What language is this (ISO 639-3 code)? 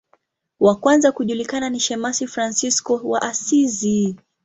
swa